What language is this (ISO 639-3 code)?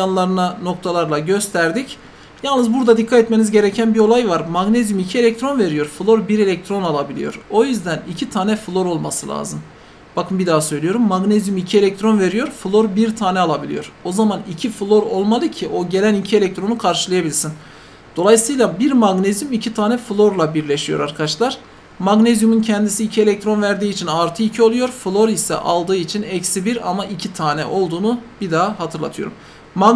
tur